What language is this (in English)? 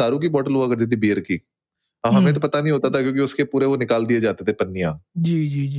Hindi